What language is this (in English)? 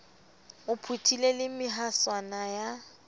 Southern Sotho